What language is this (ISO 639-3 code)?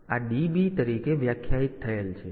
guj